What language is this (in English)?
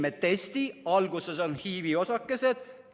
Estonian